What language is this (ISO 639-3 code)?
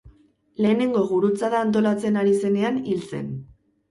eus